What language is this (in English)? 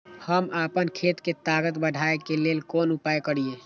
Maithili